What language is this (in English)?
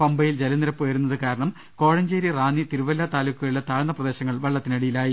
Malayalam